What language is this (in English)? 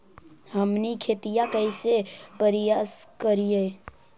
Magahi